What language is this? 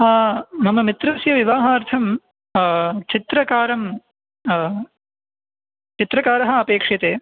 Sanskrit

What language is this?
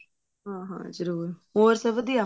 Punjabi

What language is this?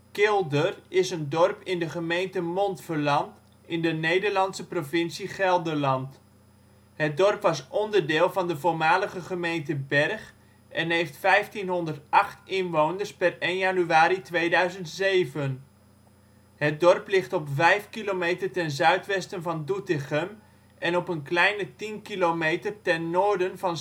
Dutch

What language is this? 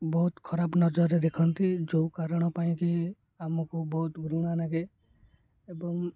Odia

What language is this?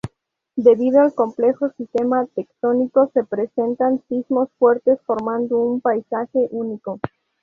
Spanish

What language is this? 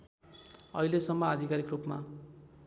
Nepali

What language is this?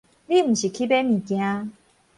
Min Nan Chinese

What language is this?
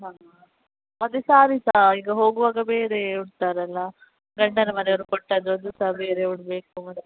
Kannada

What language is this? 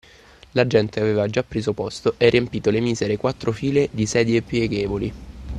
Italian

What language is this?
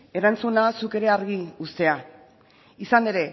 Basque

